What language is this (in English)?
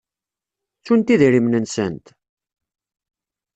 Kabyle